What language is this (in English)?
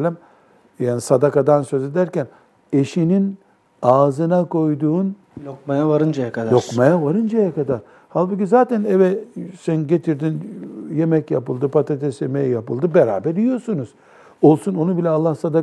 Turkish